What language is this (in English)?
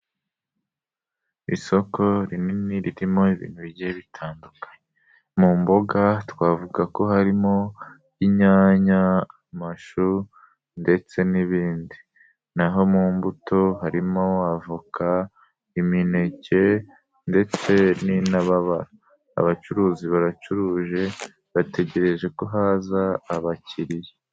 Kinyarwanda